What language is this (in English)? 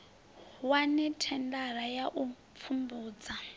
Venda